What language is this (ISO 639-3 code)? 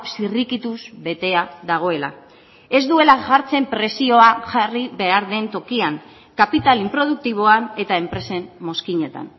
eus